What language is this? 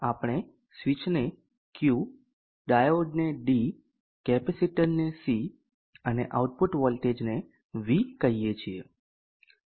Gujarati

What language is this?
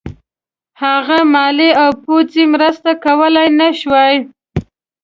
Pashto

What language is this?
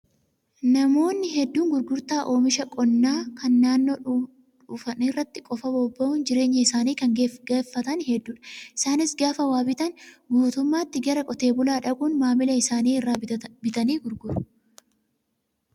Oromo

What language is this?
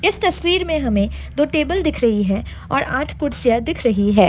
Hindi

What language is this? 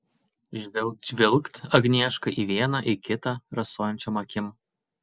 Lithuanian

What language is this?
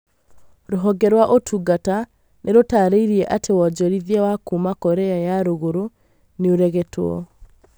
Kikuyu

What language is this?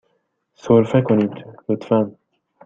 Persian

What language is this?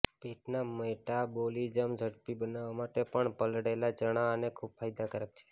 Gujarati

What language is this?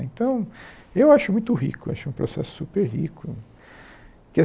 Portuguese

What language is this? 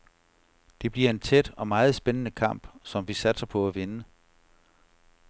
Danish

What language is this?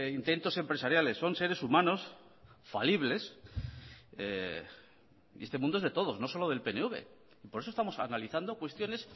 Spanish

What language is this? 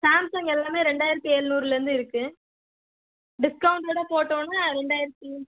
Tamil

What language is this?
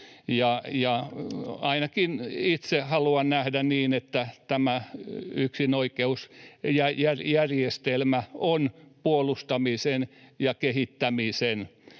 Finnish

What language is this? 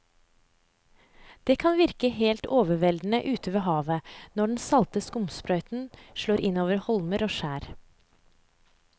Norwegian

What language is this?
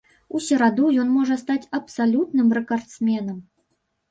Belarusian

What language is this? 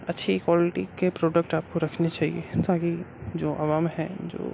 Urdu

